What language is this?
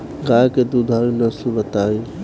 Bhojpuri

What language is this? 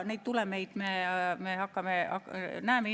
Estonian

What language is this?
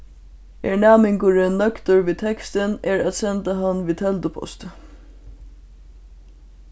Faroese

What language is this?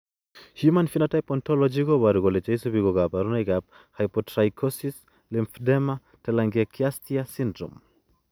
Kalenjin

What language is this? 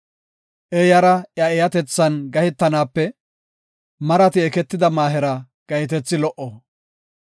Gofa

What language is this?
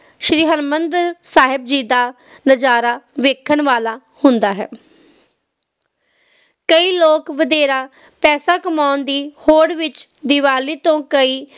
Punjabi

